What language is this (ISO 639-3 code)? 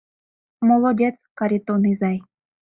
chm